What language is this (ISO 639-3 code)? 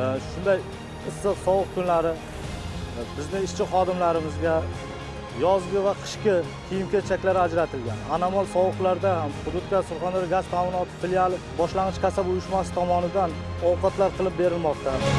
tur